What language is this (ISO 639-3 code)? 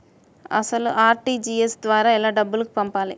tel